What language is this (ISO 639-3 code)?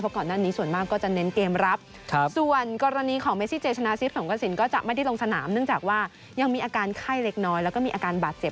tha